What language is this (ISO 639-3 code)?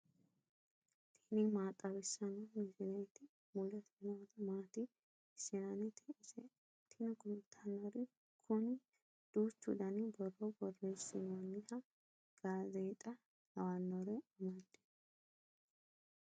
sid